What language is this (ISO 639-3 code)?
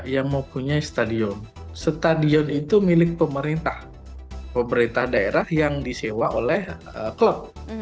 ind